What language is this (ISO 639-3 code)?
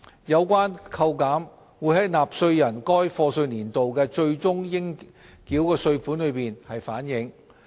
yue